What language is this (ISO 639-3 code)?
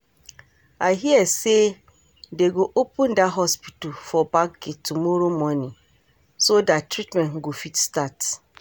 pcm